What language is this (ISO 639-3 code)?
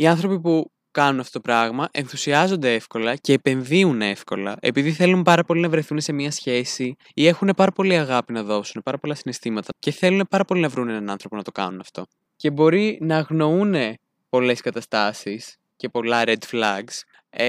ell